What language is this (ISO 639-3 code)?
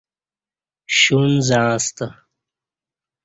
bsh